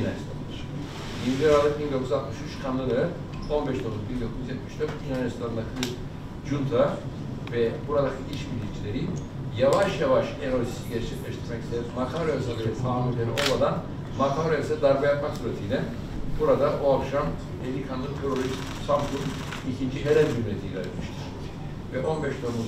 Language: Turkish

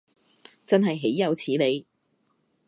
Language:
Cantonese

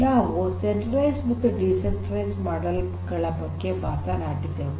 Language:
Kannada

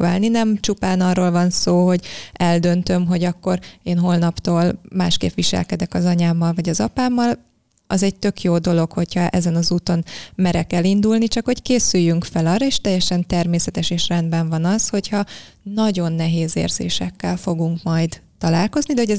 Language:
Hungarian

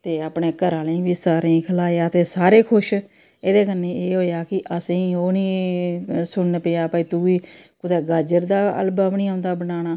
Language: Dogri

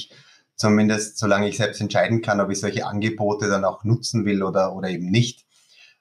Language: German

